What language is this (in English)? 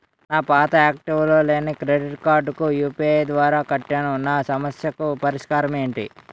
Telugu